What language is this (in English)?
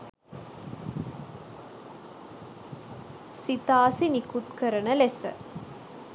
Sinhala